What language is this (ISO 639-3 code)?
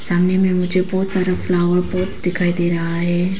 hin